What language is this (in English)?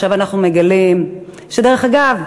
Hebrew